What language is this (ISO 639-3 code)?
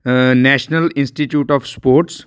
pan